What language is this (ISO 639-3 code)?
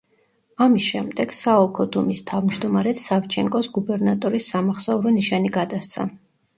kat